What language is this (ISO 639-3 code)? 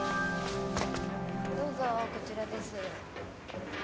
jpn